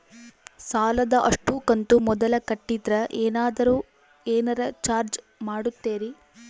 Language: Kannada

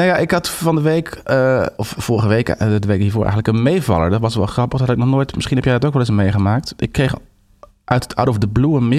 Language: Dutch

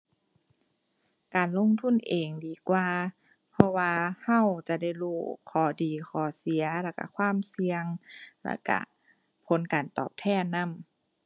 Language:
Thai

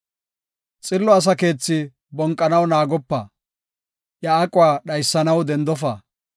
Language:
Gofa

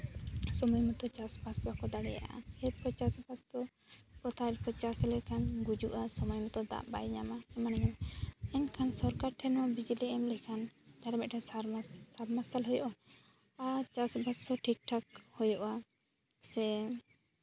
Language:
Santali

